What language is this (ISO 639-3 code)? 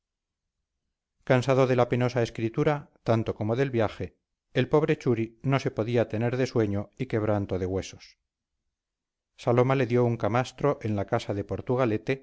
spa